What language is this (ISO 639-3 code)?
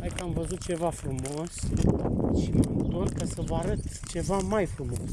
ron